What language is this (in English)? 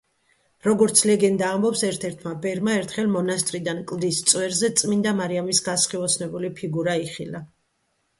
Georgian